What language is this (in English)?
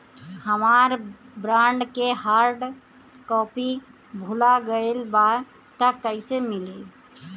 Bhojpuri